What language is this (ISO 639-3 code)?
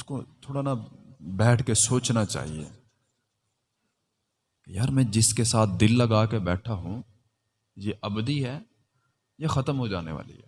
urd